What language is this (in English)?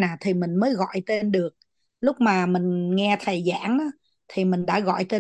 Vietnamese